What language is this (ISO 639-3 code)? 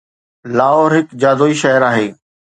snd